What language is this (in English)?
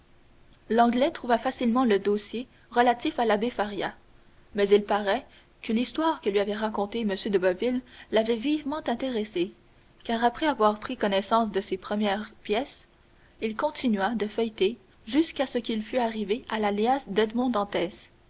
French